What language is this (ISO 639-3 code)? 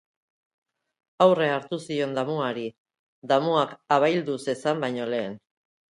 eus